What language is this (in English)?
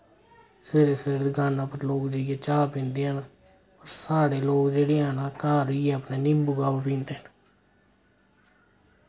Dogri